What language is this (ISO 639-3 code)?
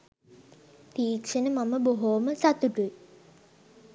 sin